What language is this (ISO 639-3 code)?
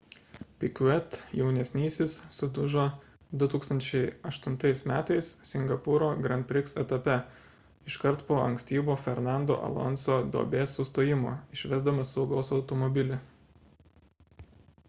lit